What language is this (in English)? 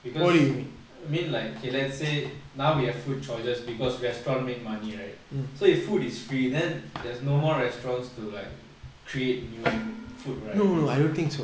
English